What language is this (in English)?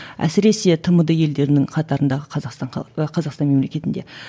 Kazakh